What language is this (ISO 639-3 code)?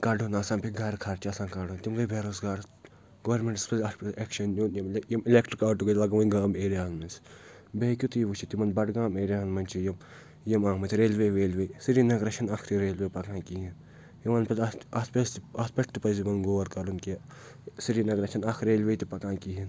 kas